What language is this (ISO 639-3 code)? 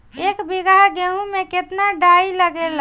bho